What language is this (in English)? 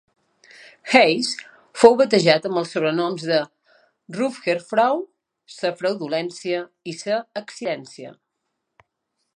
Catalan